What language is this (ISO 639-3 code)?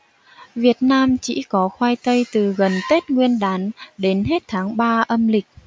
vie